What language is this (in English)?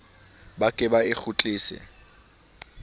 Southern Sotho